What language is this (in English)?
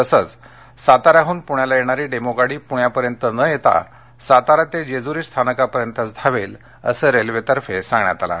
Marathi